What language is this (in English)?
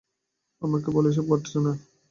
Bangla